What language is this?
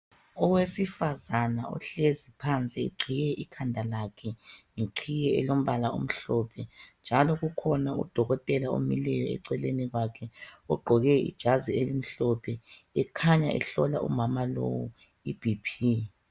North Ndebele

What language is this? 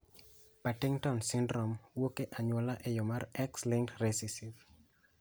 Luo (Kenya and Tanzania)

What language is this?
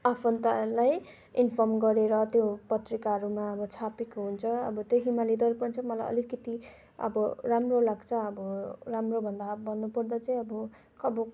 Nepali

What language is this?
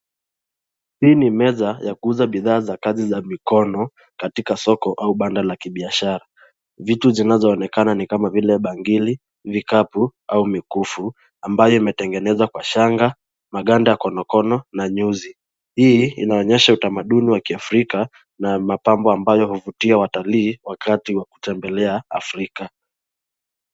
Swahili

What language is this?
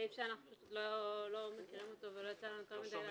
Hebrew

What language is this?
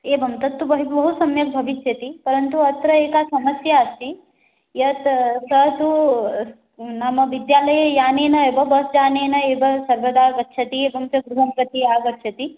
Sanskrit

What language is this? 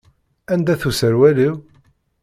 Kabyle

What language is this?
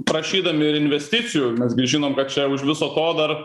Lithuanian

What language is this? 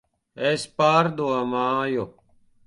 Latvian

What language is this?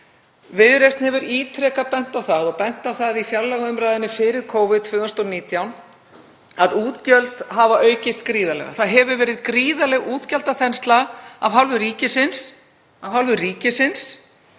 Icelandic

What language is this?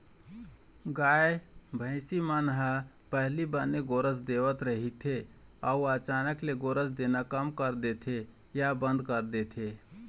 Chhattisgarhi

